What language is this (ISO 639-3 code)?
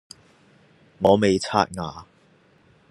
yue